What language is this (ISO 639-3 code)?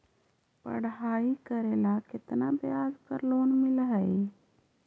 mag